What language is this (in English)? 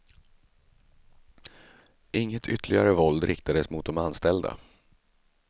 Swedish